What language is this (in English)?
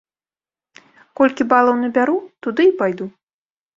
Belarusian